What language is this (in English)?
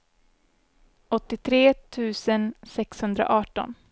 Swedish